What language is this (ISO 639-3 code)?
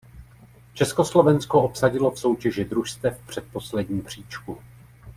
ces